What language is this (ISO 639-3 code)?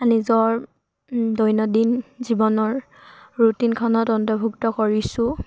asm